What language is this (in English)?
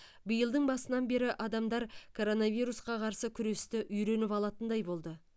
Kazakh